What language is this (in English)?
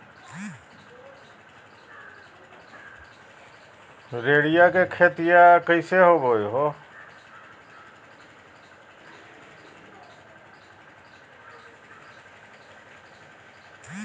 Magahi